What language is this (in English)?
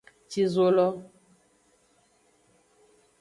Aja (Benin)